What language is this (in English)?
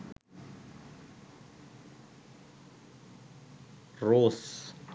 Sinhala